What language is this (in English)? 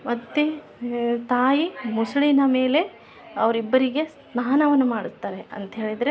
Kannada